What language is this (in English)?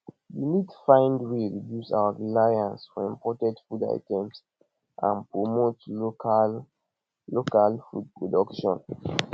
Nigerian Pidgin